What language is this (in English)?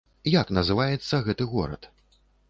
Belarusian